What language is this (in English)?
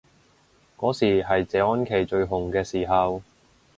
Cantonese